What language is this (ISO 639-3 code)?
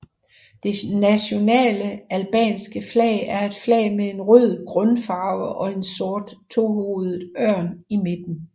dan